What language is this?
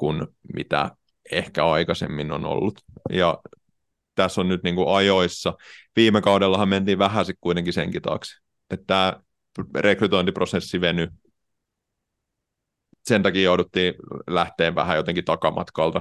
Finnish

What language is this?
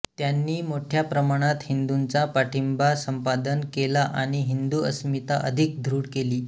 Marathi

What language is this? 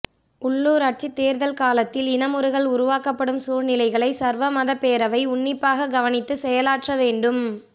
Tamil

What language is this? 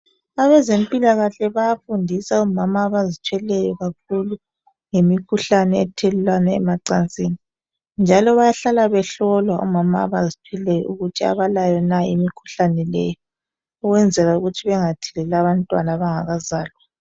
North Ndebele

